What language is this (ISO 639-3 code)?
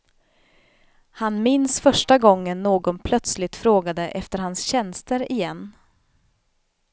swe